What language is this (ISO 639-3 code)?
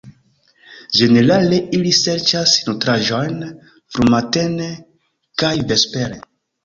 epo